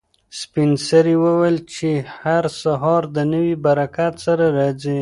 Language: Pashto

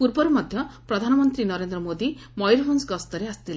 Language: Odia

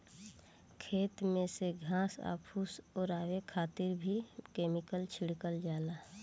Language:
Bhojpuri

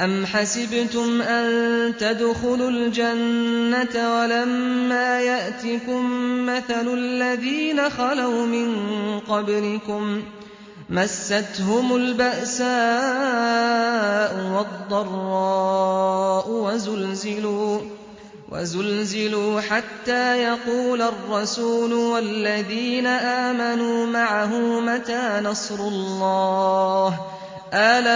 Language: Arabic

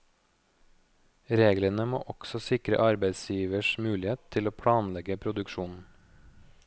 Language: Norwegian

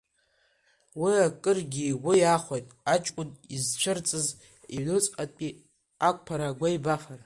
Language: Abkhazian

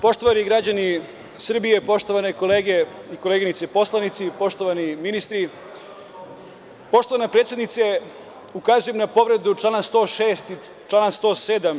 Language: Serbian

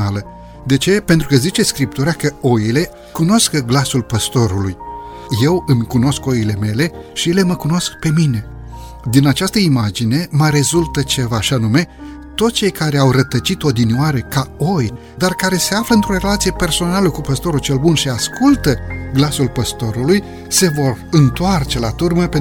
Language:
Romanian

